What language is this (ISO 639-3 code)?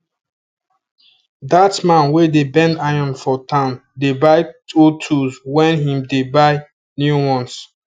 pcm